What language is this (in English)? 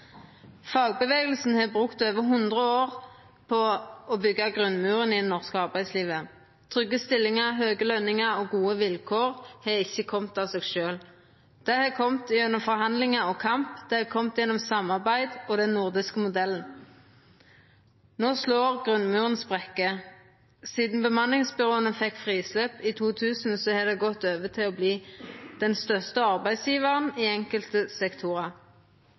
Norwegian Nynorsk